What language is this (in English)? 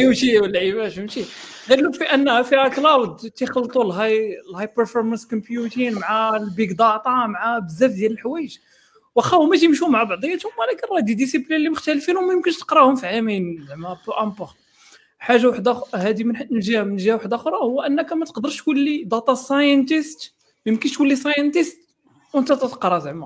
Arabic